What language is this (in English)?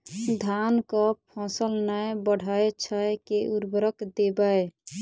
Maithili